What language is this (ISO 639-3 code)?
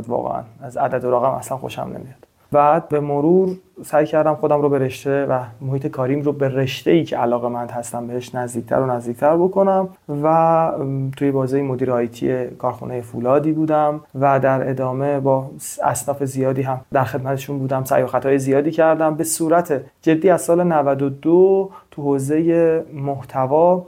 fas